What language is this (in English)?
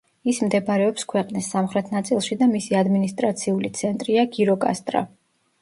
Georgian